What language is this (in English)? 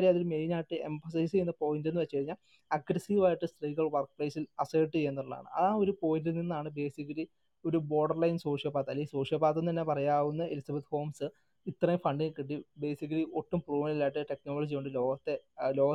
Malayalam